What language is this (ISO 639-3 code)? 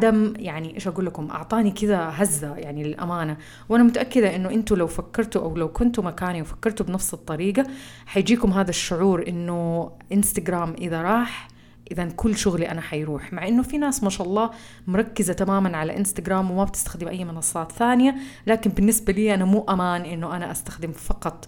ara